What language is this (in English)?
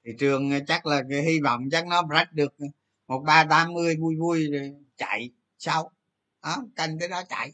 Vietnamese